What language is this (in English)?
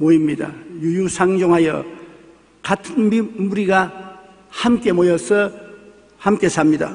Korean